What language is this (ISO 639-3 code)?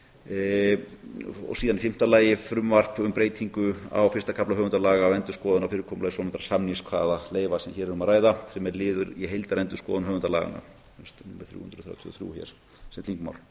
isl